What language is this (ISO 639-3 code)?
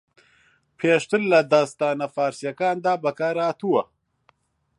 ckb